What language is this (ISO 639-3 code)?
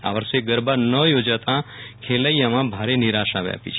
guj